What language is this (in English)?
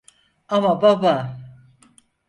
Turkish